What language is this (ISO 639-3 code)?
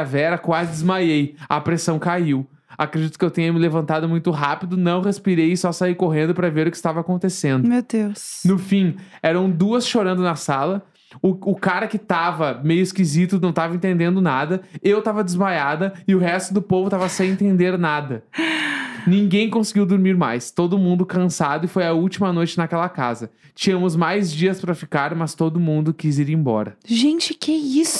por